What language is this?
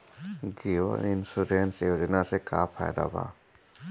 Bhojpuri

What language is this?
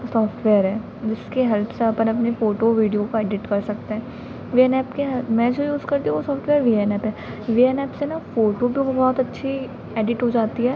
Hindi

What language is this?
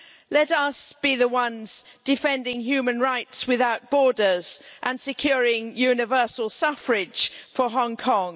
English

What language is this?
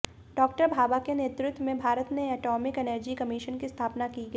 Hindi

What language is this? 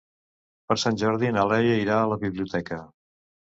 Catalan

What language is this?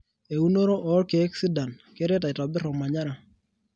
Masai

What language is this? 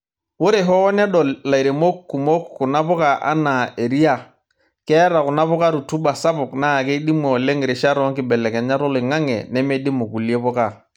Masai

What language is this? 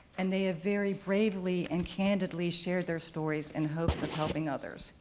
English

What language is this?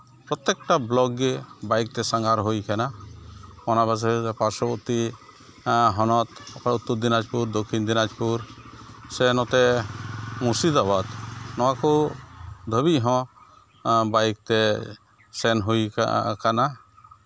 Santali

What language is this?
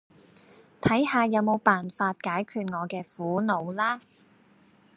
Cantonese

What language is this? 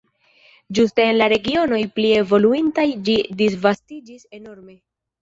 Esperanto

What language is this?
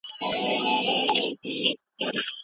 Pashto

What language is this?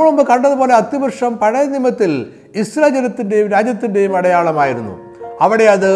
Malayalam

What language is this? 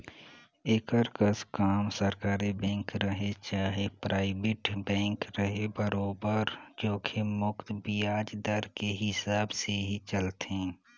Chhattisgarhi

